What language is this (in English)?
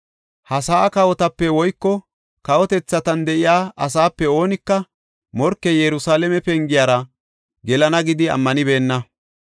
Gofa